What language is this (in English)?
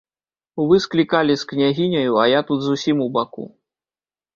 Belarusian